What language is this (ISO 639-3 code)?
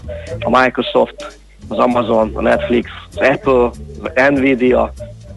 hun